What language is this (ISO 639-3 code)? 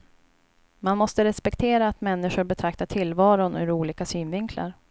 swe